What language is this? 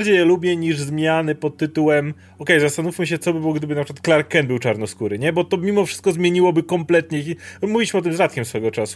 Polish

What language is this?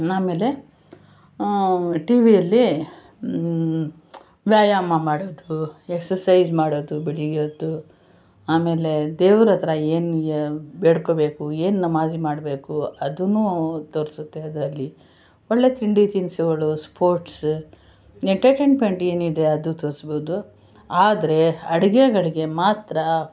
Kannada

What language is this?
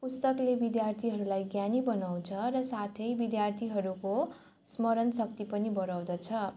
Nepali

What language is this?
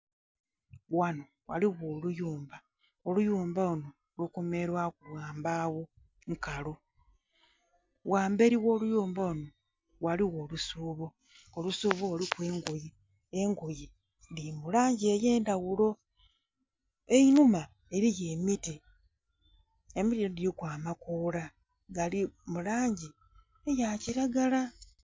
Soga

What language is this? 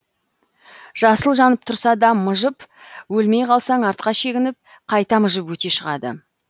Kazakh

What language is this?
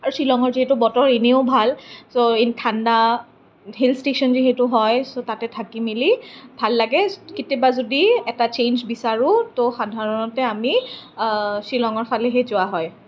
Assamese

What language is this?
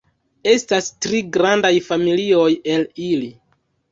Esperanto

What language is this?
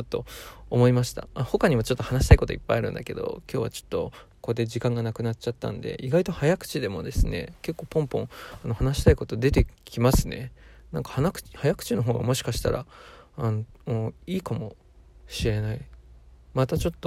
Japanese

